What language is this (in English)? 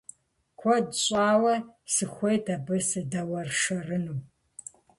Kabardian